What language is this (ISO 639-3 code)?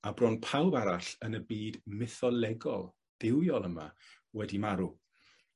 cym